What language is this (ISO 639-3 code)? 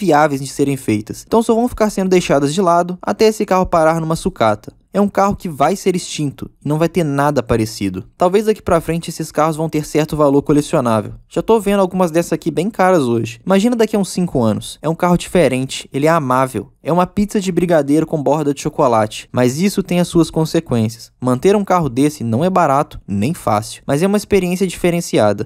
por